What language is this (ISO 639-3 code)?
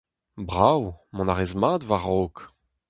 bre